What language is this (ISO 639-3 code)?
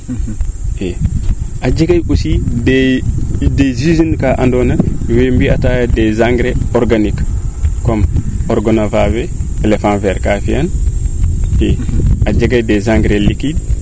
srr